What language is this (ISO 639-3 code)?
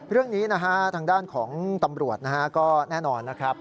tha